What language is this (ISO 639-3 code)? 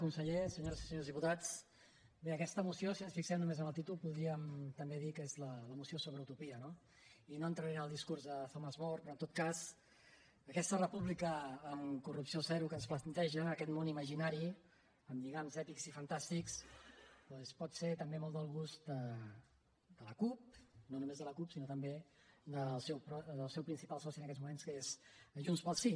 cat